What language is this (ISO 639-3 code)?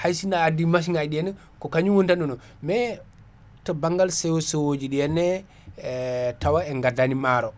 ful